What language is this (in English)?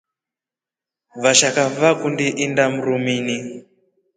Rombo